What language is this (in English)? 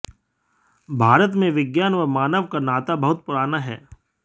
Hindi